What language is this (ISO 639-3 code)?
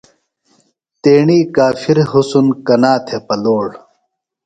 phl